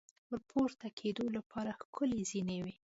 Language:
Pashto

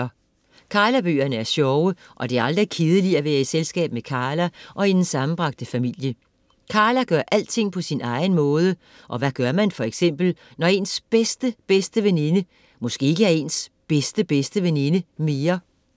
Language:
Danish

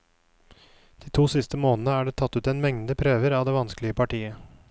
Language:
Norwegian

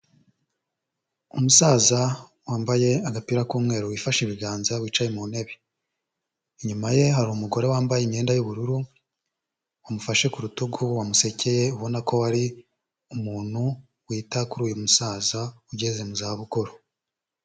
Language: Kinyarwanda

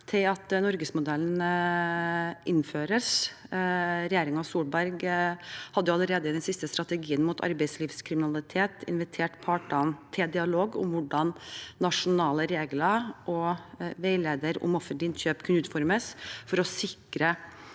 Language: Norwegian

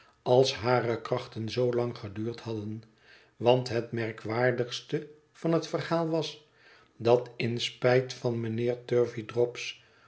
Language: Dutch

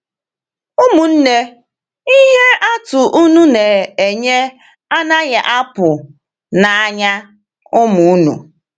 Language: Igbo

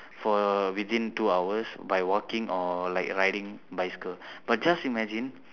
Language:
English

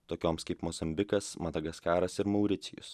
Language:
Lithuanian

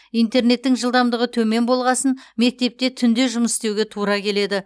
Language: Kazakh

